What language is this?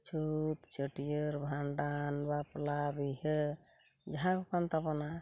Santali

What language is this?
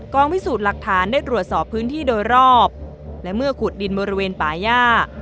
Thai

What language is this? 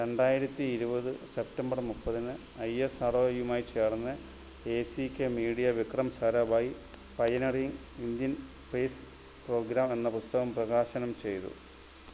Malayalam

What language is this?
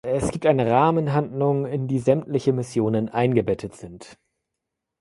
German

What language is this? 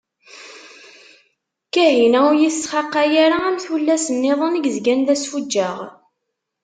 Kabyle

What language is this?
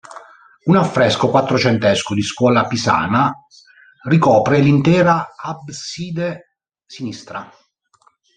Italian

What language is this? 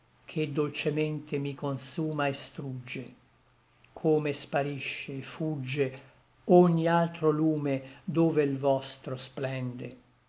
Italian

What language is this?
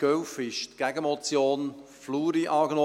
Swiss German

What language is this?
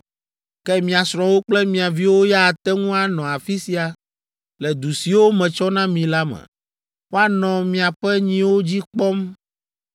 Ewe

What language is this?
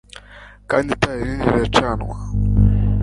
Kinyarwanda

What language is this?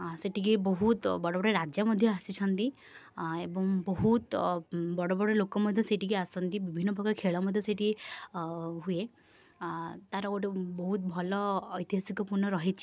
Odia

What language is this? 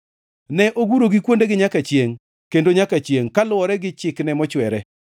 Luo (Kenya and Tanzania)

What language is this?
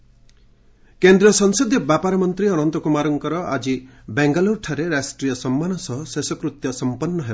Odia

